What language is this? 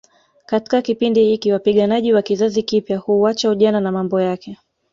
Swahili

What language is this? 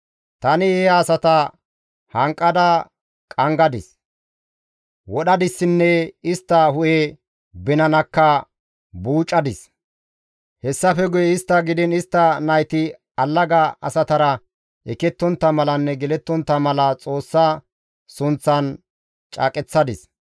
Gamo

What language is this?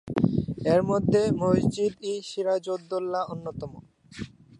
Bangla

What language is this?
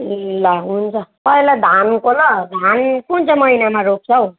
Nepali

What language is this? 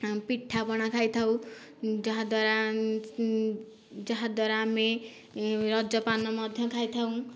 Odia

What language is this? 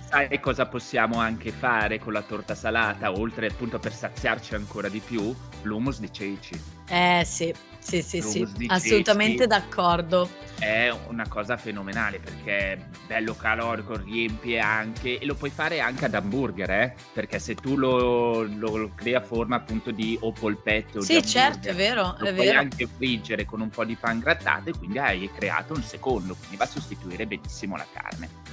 Italian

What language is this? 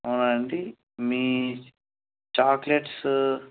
Telugu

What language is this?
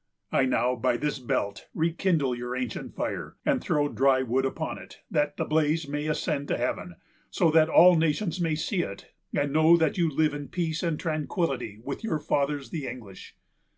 English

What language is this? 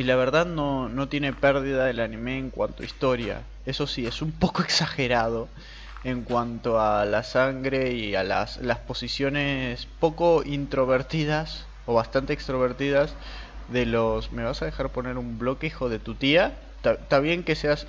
Spanish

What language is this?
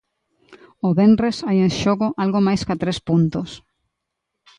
Galician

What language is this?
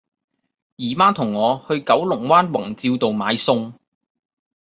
Cantonese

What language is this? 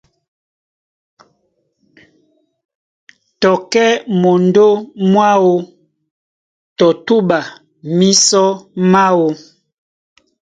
Duala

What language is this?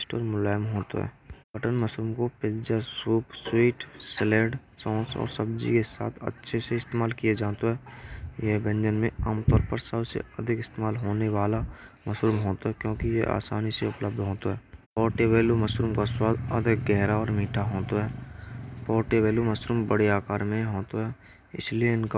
Braj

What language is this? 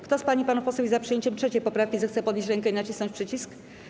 Polish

